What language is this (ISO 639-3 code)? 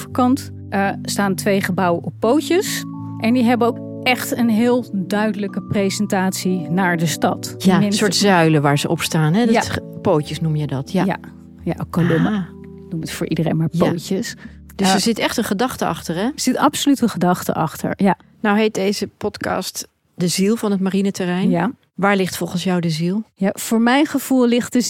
nld